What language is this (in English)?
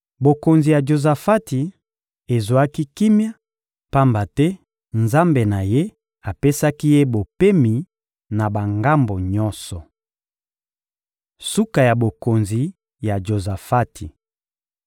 Lingala